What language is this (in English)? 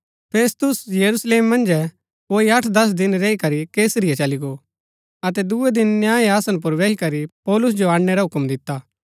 Gaddi